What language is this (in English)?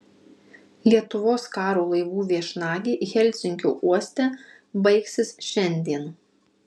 Lithuanian